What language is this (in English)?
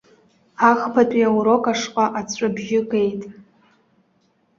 Abkhazian